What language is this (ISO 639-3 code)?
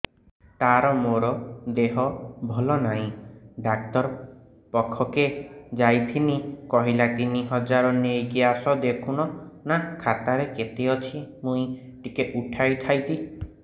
ori